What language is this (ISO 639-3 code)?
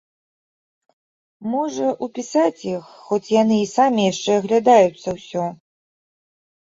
bel